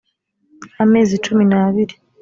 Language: Kinyarwanda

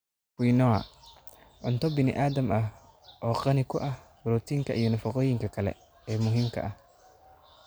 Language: Somali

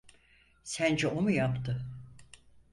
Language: Turkish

